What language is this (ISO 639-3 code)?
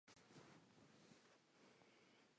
spa